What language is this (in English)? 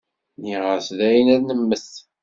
Kabyle